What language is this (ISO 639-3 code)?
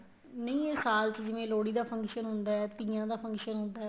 pan